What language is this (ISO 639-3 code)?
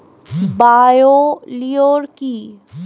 ben